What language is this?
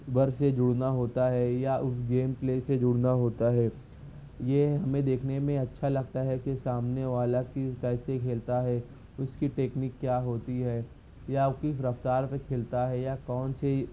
Urdu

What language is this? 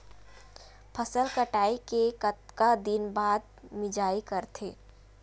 Chhattisgarhi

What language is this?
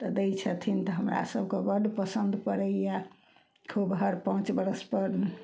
Maithili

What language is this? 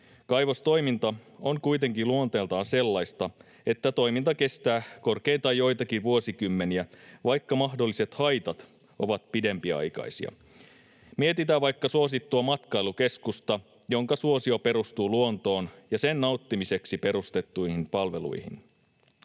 Finnish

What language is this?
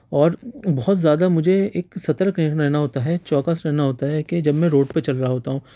Urdu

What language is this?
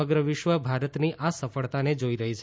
Gujarati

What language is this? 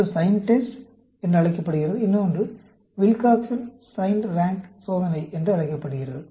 Tamil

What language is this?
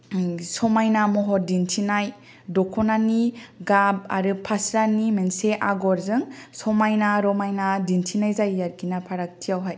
Bodo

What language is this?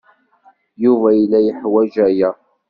Kabyle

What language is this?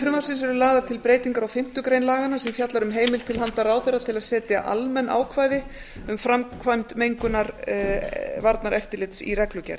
Icelandic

